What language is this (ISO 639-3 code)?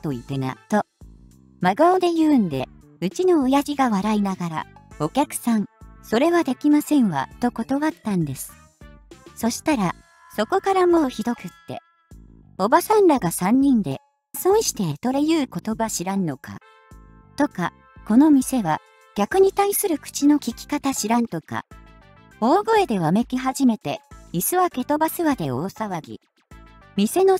jpn